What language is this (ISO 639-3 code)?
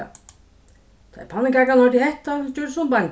fao